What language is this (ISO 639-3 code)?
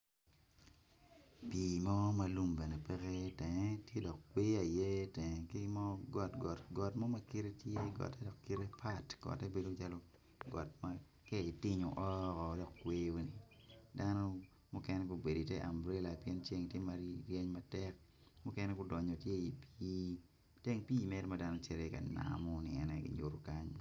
ach